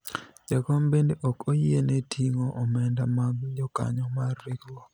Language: Luo (Kenya and Tanzania)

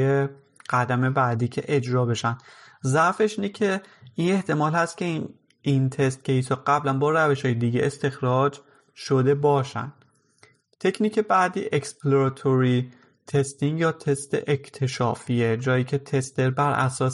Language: Persian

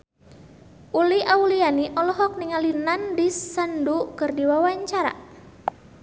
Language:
Sundanese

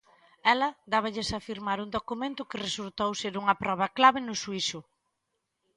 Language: Galician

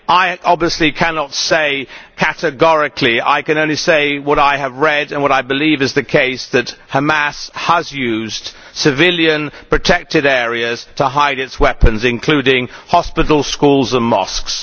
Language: English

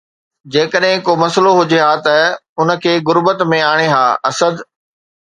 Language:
Sindhi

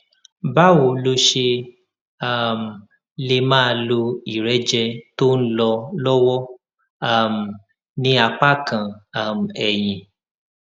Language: Yoruba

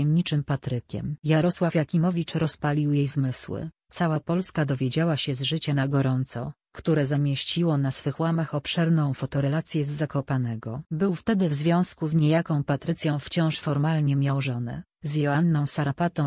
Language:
Polish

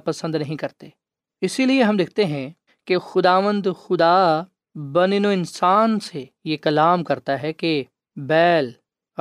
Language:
Urdu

